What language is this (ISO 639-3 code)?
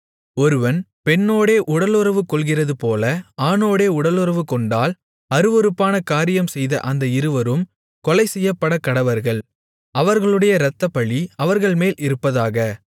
tam